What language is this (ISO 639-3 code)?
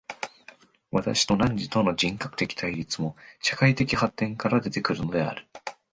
jpn